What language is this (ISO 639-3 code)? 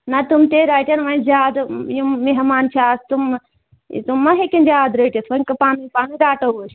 kas